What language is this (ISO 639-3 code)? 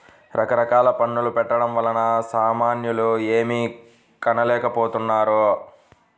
tel